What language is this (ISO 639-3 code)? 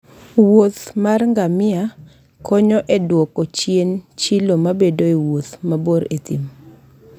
luo